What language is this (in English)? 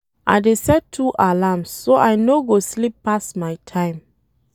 Nigerian Pidgin